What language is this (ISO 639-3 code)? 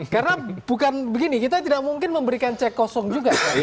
ind